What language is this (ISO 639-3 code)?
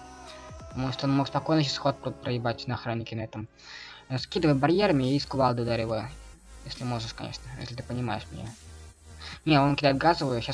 rus